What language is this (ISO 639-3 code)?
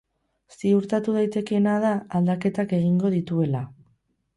eus